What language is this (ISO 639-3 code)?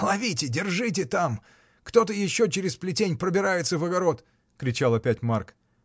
rus